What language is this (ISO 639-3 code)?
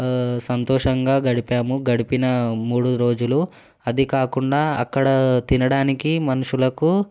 tel